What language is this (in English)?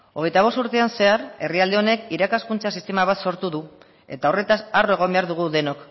Basque